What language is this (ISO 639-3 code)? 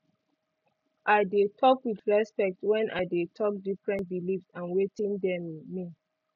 pcm